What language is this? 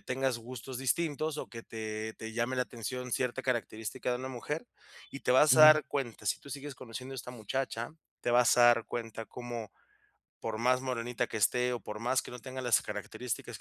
Spanish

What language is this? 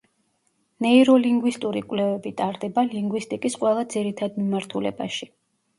Georgian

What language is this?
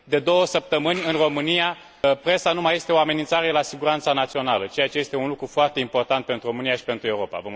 Romanian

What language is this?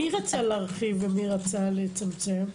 Hebrew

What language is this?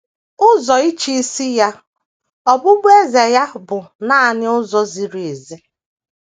Igbo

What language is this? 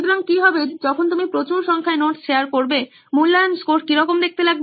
Bangla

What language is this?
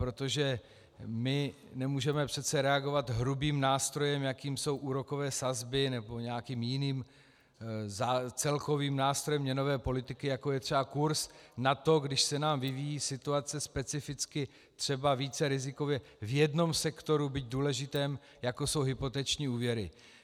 Czech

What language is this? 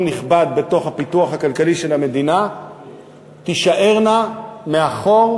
Hebrew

